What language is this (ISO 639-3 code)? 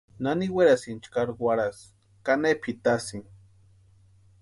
pua